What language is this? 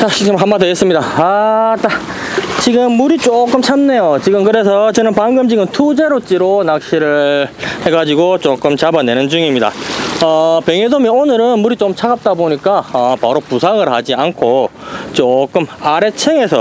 Korean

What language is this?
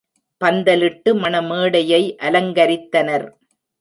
Tamil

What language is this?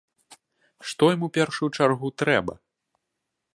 Belarusian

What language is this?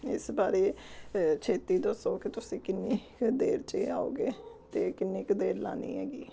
Punjabi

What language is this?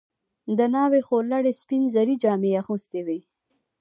Pashto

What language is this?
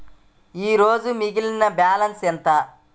Telugu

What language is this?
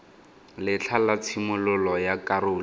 Tswana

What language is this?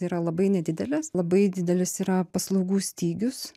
Lithuanian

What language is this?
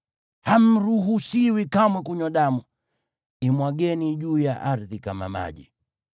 Swahili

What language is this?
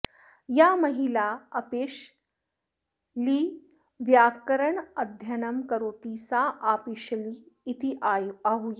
Sanskrit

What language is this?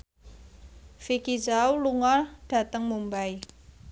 Javanese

